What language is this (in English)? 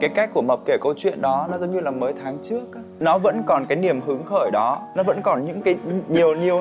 Vietnamese